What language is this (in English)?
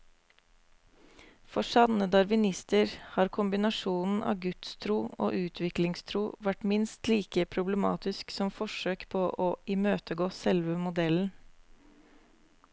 Norwegian